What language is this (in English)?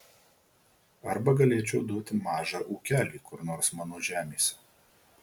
Lithuanian